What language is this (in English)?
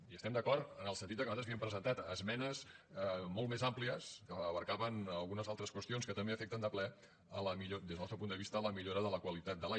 Catalan